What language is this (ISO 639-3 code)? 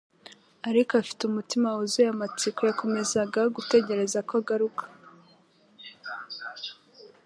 kin